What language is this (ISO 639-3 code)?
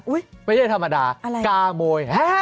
tha